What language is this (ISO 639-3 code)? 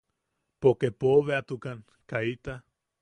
yaq